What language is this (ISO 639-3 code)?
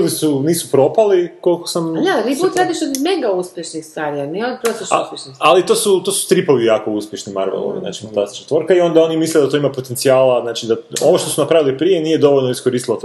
hrv